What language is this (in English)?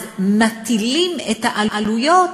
Hebrew